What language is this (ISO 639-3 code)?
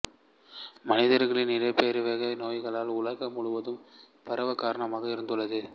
tam